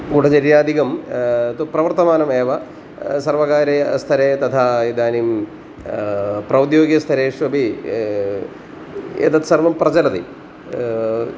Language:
Sanskrit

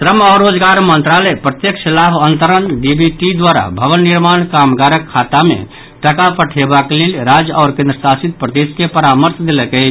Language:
Maithili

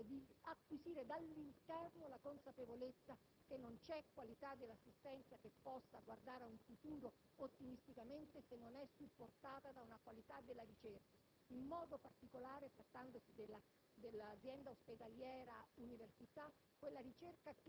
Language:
Italian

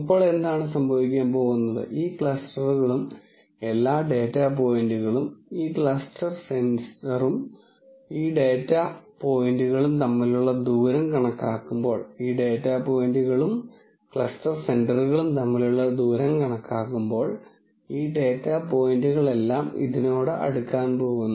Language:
Malayalam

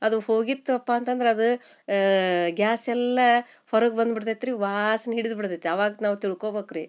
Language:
Kannada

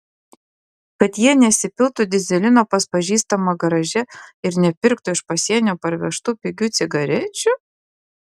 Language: Lithuanian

